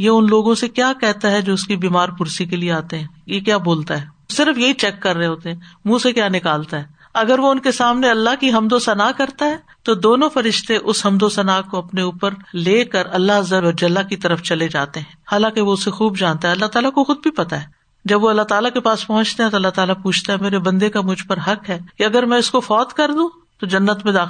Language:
Urdu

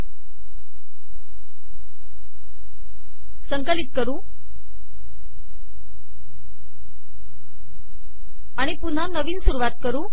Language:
Marathi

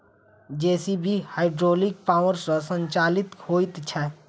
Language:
Maithili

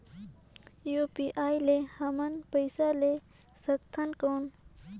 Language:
Chhattisgarhi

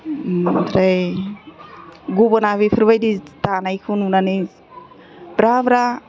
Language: Bodo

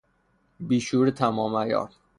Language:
Persian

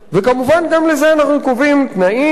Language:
Hebrew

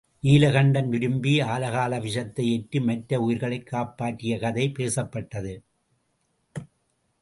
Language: Tamil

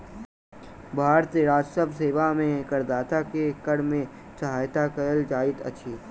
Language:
Maithili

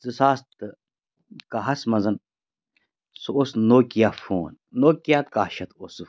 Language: Kashmiri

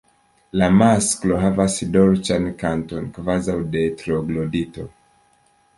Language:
Esperanto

